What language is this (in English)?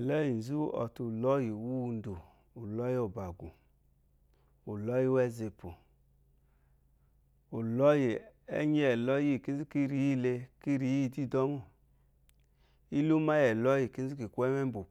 Eloyi